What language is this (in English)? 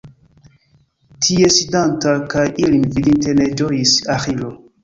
Esperanto